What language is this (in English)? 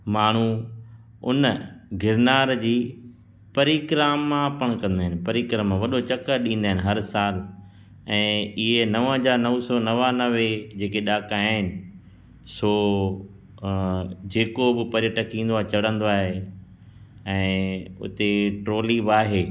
Sindhi